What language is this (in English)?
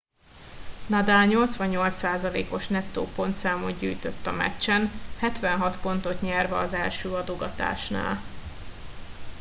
Hungarian